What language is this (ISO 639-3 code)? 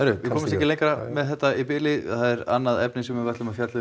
isl